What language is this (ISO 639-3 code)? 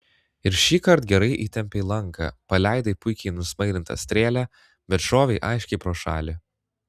lit